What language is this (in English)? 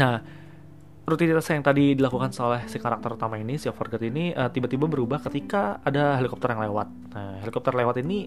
Indonesian